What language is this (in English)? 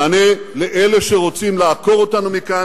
Hebrew